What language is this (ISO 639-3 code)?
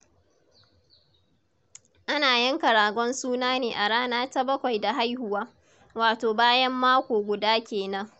hau